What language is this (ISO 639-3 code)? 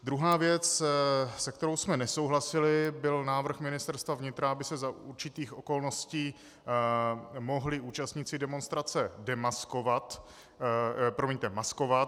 ces